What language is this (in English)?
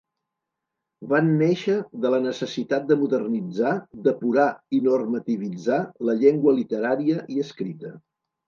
Catalan